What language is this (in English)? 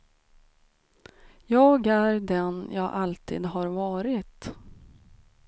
Swedish